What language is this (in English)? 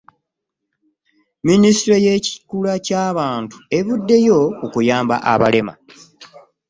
Ganda